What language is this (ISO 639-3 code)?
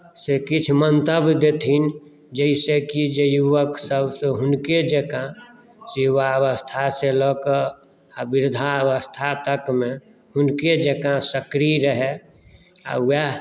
mai